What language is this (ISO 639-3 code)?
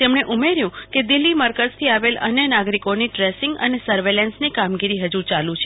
guj